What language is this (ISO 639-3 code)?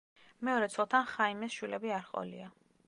kat